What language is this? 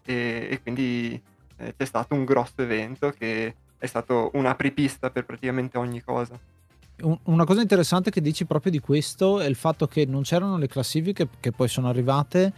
Italian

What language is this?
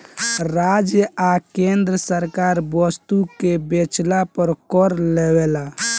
Bhojpuri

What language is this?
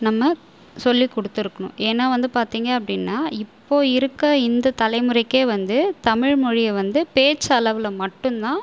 Tamil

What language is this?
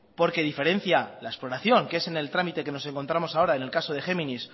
Spanish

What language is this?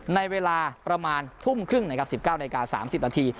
Thai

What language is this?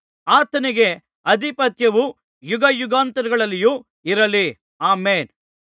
Kannada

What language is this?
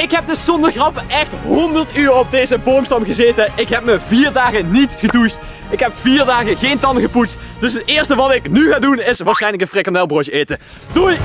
Dutch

